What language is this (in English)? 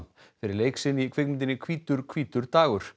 Icelandic